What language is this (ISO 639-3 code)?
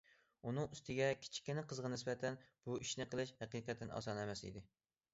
uig